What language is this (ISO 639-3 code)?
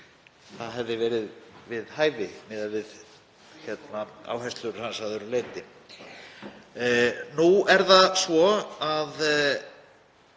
isl